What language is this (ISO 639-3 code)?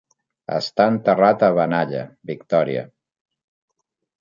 cat